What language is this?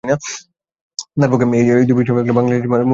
Bangla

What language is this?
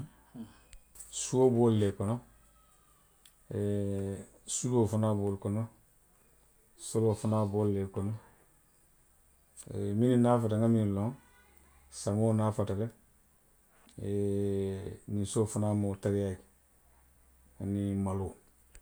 Western Maninkakan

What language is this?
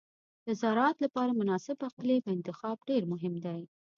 Pashto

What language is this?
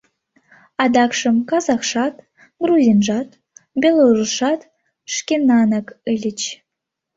Mari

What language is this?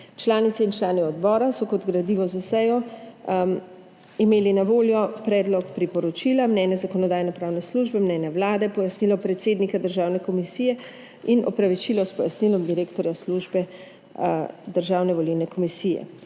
Slovenian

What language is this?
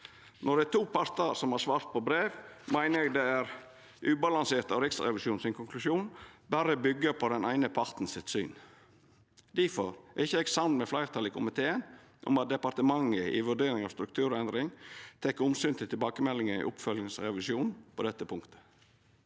Norwegian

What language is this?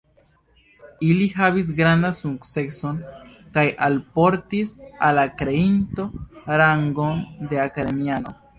Esperanto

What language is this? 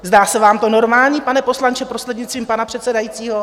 Czech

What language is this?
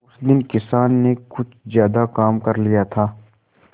Hindi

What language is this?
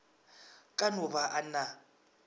Northern Sotho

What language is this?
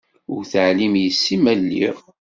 Kabyle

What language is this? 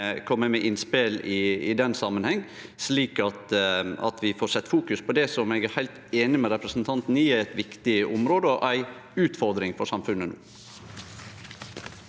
Norwegian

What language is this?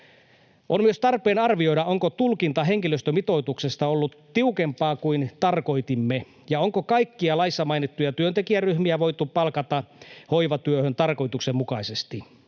Finnish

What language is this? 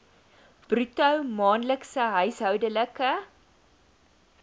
Afrikaans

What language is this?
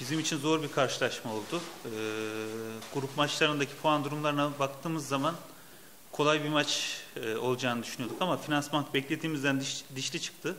Turkish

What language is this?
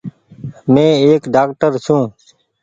Goaria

